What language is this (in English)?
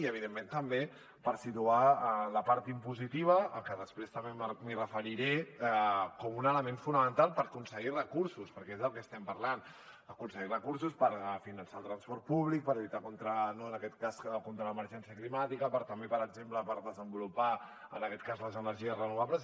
Catalan